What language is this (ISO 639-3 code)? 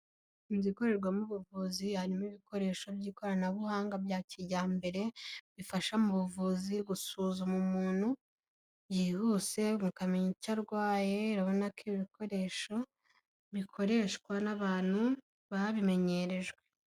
kin